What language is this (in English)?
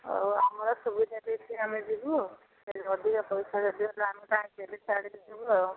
Odia